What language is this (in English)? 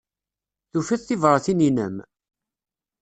Kabyle